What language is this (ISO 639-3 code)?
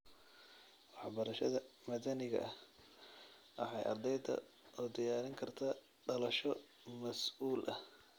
som